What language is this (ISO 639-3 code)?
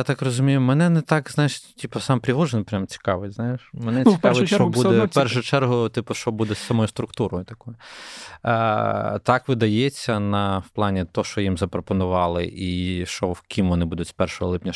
ukr